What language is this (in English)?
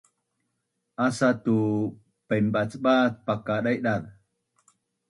Bunun